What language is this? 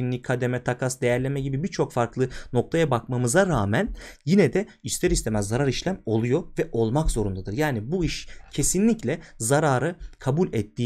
Turkish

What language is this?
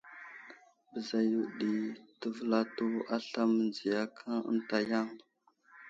Wuzlam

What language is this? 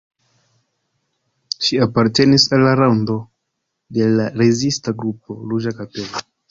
Esperanto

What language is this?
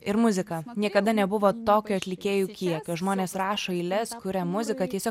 Lithuanian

